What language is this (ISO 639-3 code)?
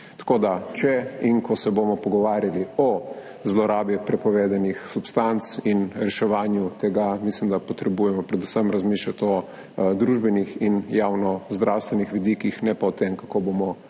slv